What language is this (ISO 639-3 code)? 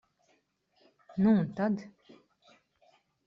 lav